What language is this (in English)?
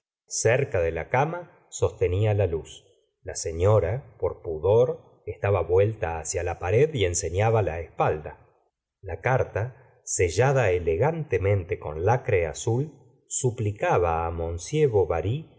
Spanish